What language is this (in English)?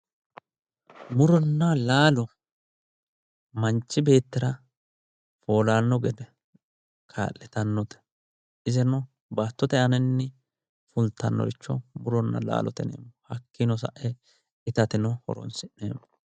Sidamo